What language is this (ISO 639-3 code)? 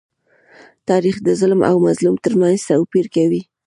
pus